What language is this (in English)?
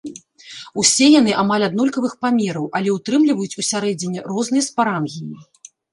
Belarusian